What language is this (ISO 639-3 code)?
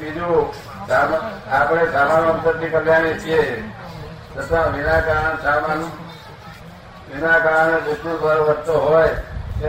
guj